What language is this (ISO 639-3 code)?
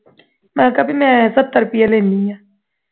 pan